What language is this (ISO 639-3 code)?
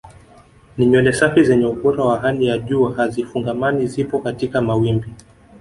swa